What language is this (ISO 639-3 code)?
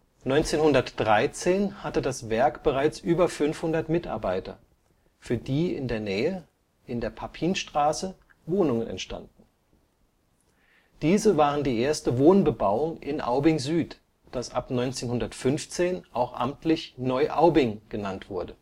deu